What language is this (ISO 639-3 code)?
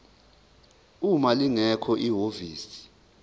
zul